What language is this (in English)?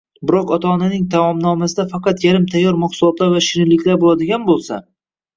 Uzbek